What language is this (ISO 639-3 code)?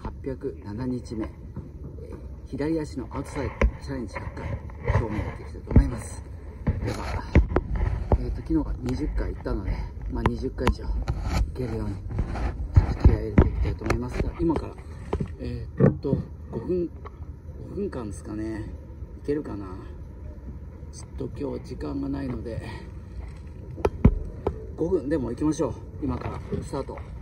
jpn